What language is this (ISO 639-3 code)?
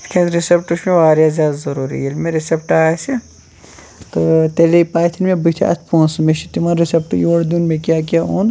kas